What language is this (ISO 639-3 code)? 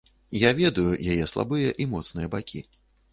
bel